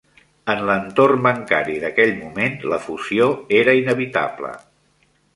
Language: Catalan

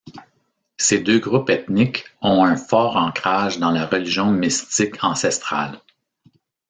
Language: French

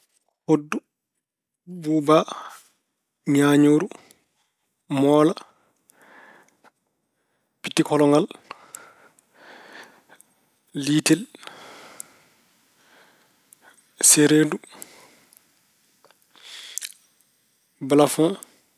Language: Fula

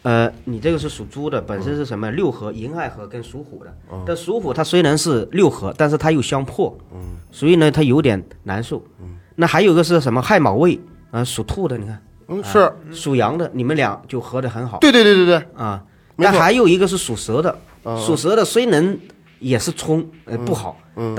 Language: Chinese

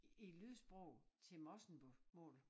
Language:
Danish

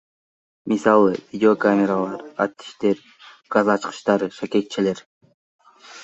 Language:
Kyrgyz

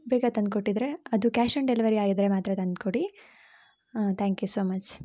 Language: Kannada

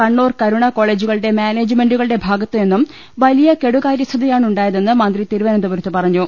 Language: Malayalam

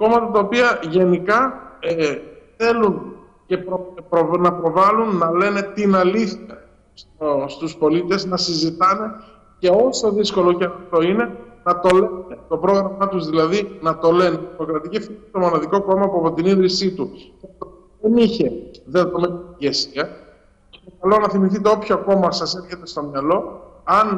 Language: Greek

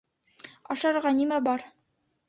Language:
Bashkir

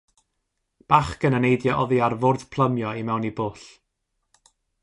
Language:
Welsh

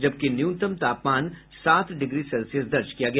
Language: Hindi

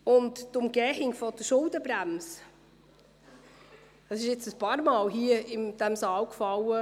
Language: Swiss German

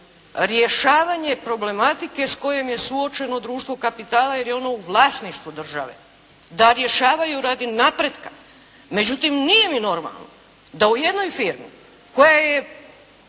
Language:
Croatian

